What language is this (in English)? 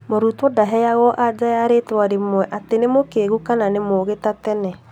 Kikuyu